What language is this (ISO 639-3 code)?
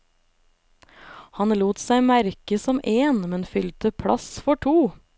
nor